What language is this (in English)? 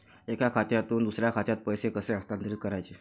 Marathi